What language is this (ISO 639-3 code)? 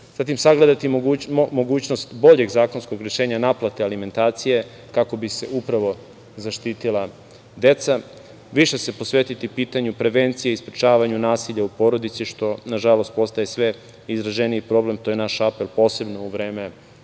srp